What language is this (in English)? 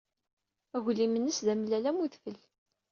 Kabyle